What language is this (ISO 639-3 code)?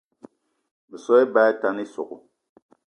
eto